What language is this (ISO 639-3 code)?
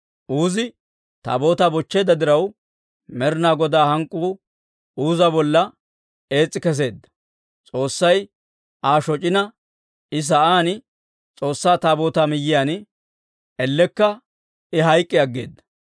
dwr